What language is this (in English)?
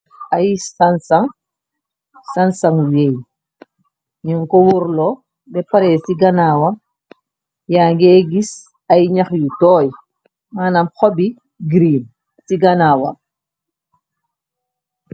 Wolof